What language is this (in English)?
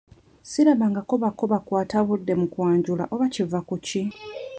Ganda